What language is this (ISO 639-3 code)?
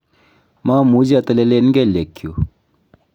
kln